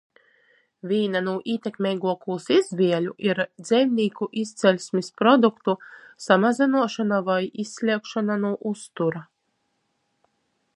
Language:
Latgalian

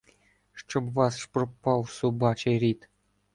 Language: Ukrainian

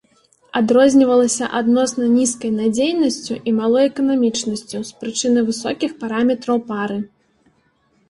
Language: Belarusian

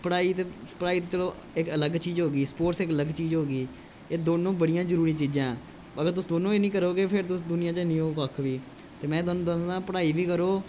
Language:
Dogri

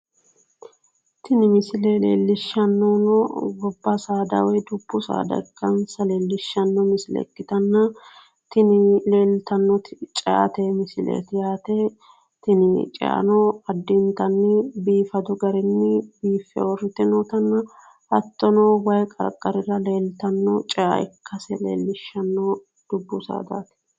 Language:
Sidamo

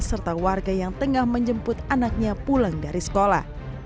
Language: Indonesian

